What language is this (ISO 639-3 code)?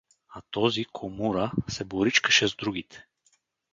bul